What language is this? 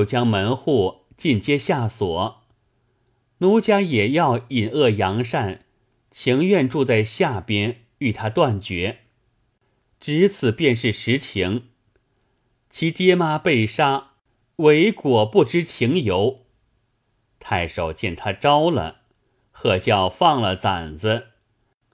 Chinese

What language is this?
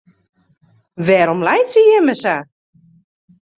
Western Frisian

